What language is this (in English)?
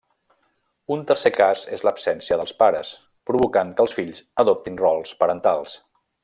Catalan